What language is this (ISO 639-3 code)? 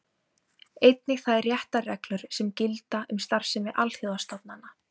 isl